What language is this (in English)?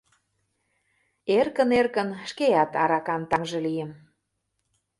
Mari